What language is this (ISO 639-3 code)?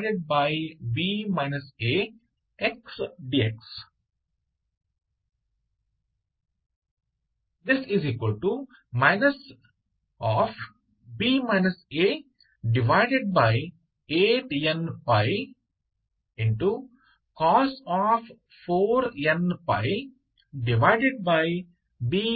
kan